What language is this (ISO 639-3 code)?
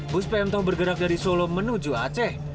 ind